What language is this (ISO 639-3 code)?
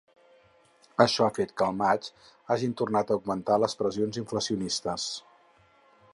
cat